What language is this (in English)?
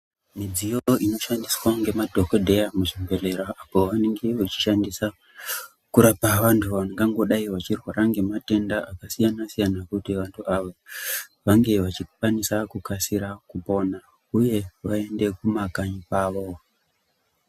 Ndau